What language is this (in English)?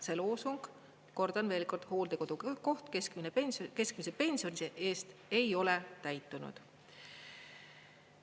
Estonian